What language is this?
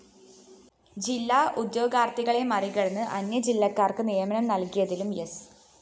Malayalam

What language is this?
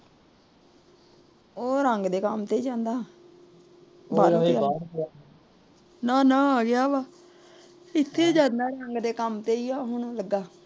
Punjabi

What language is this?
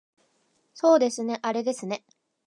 Japanese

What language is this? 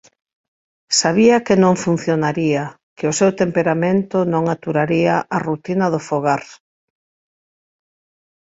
Galician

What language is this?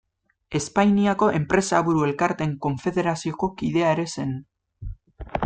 Basque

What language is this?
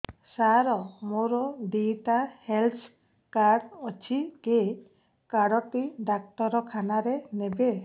Odia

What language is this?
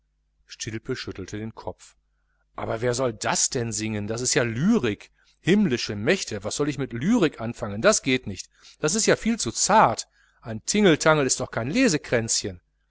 German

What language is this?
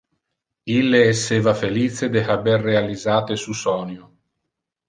Interlingua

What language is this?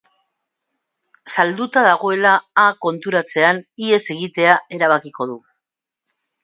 Basque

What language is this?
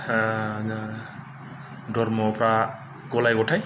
Bodo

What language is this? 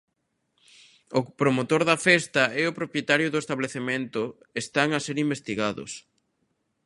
Galician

